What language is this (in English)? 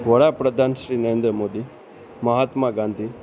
Gujarati